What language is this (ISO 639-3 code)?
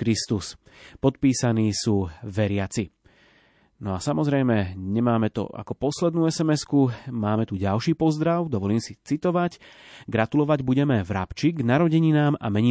slk